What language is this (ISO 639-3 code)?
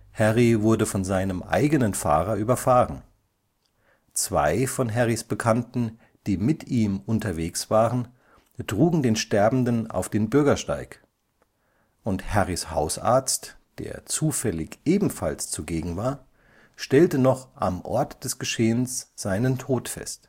deu